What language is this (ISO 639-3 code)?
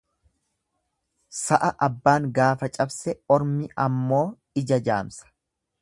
orm